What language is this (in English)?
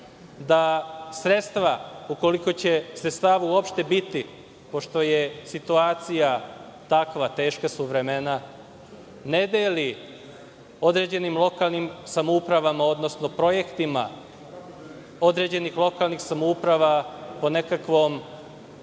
Serbian